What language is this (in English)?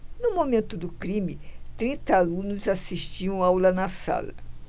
Portuguese